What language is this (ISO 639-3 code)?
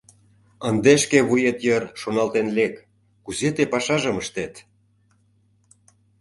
chm